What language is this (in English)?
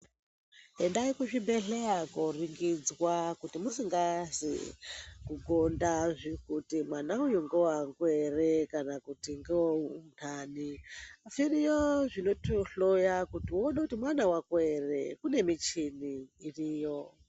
Ndau